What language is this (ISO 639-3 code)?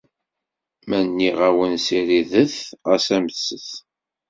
kab